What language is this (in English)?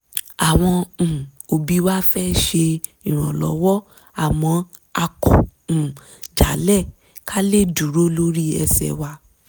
Yoruba